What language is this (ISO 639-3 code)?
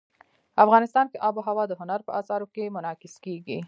pus